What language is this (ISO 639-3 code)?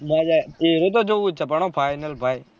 guj